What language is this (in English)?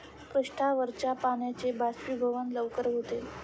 Marathi